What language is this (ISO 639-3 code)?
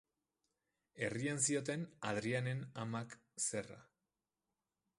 eus